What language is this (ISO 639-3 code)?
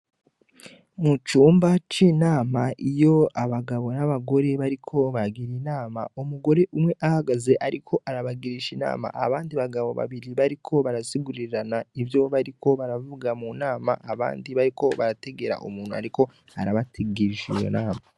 run